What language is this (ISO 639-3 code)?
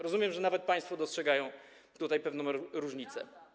pol